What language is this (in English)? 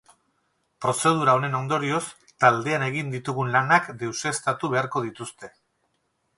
Basque